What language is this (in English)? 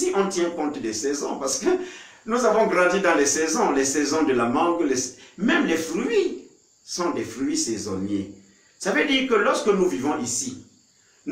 French